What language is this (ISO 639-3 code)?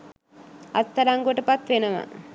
sin